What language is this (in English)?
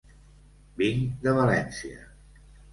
Catalan